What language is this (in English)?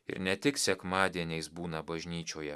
Lithuanian